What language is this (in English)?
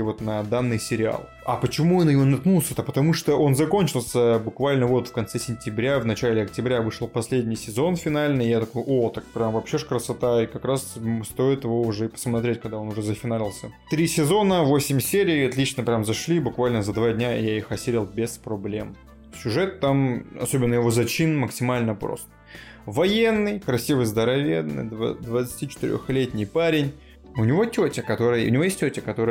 Russian